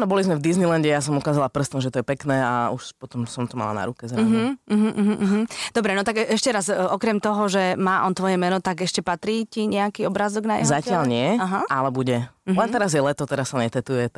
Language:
Slovak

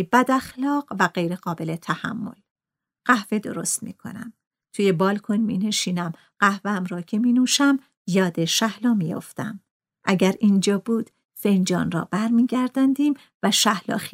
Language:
Persian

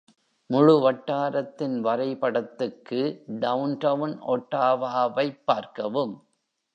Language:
Tamil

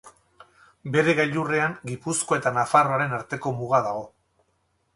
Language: Basque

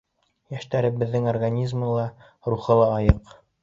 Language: Bashkir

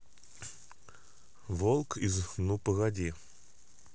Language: Russian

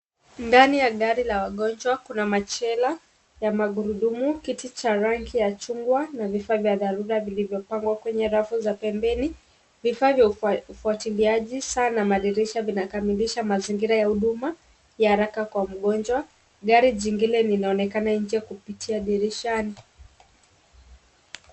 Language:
Swahili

